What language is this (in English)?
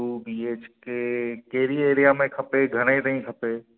Sindhi